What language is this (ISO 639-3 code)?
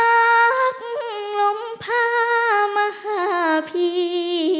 tha